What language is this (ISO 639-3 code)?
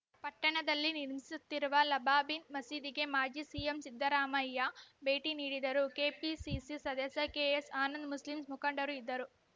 kan